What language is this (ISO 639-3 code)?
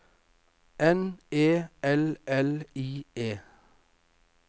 nor